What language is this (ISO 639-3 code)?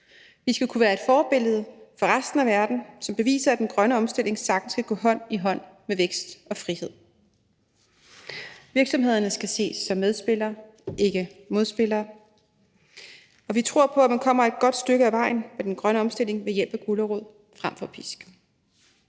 dan